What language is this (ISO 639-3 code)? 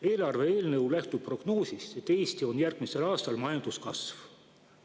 est